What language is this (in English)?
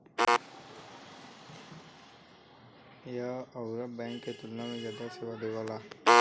Bhojpuri